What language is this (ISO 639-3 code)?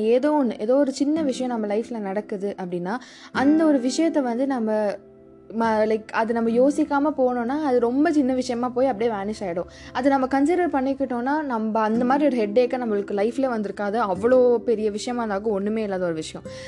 tam